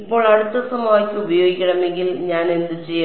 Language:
Malayalam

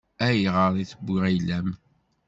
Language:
Kabyle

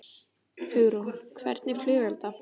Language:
Icelandic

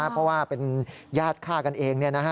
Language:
Thai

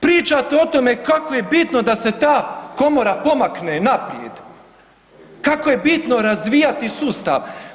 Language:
Croatian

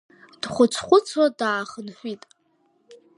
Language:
Abkhazian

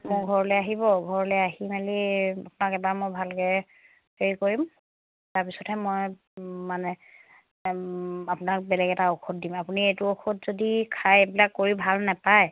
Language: Assamese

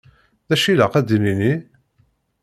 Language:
Kabyle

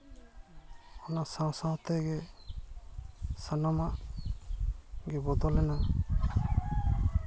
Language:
Santali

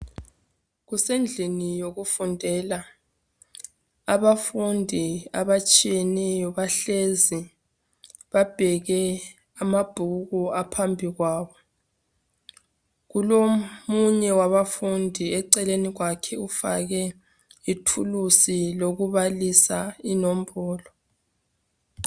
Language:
North Ndebele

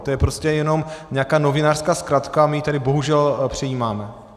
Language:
Czech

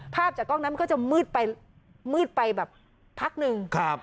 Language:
Thai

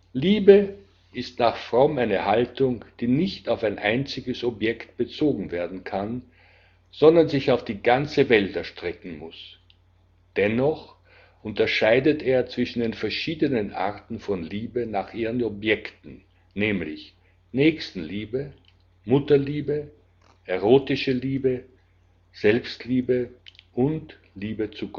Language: German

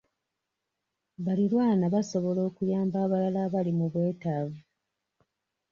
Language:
Ganda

